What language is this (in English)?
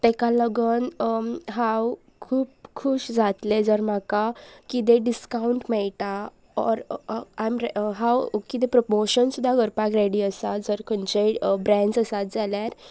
Konkani